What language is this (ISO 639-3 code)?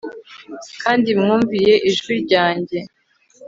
kin